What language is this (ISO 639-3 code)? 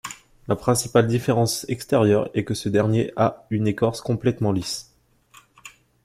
fra